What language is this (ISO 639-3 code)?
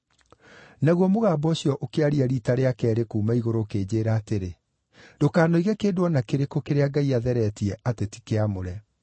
kik